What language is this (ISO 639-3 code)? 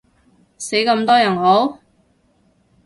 yue